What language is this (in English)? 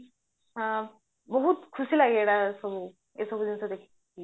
Odia